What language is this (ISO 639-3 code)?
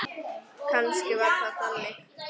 isl